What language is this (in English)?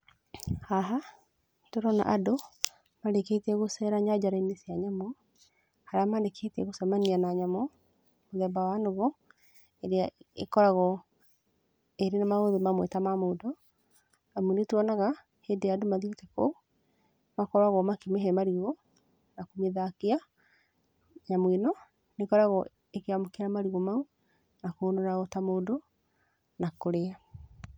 Kikuyu